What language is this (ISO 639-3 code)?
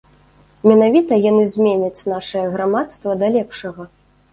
bel